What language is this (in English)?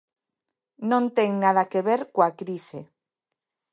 Galician